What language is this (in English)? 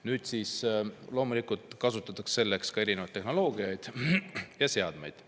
Estonian